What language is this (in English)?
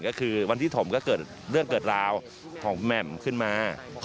Thai